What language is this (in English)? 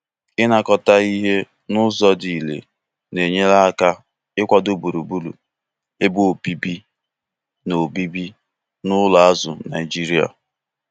Igbo